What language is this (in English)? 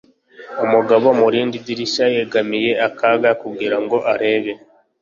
Kinyarwanda